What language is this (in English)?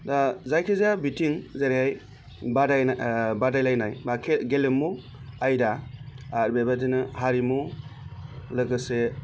Bodo